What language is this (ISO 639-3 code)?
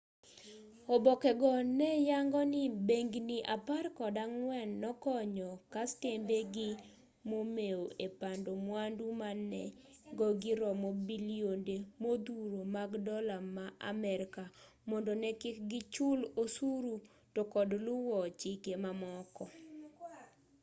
luo